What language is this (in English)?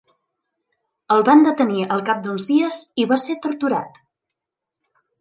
Catalan